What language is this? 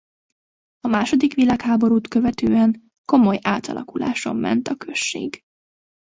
Hungarian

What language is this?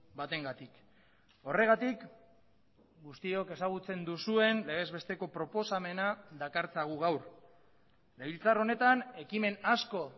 Basque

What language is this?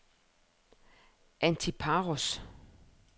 Danish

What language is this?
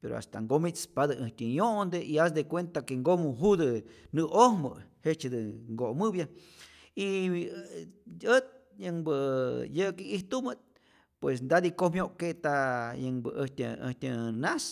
Rayón Zoque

